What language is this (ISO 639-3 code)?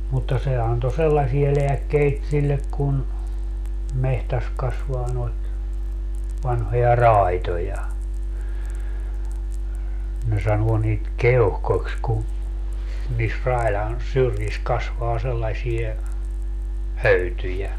fin